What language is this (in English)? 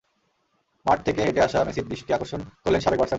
Bangla